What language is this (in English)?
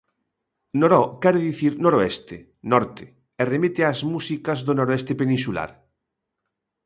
Galician